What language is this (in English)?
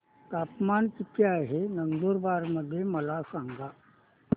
Marathi